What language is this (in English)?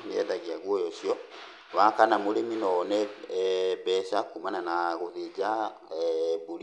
Kikuyu